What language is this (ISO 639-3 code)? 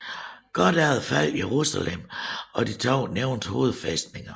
dan